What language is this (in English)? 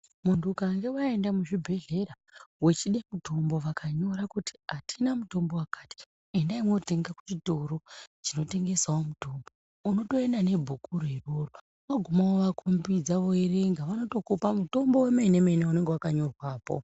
Ndau